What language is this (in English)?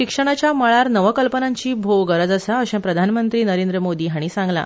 Konkani